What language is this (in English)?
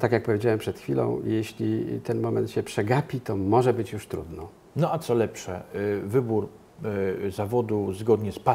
Polish